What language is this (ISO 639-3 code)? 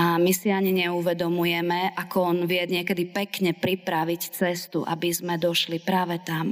slk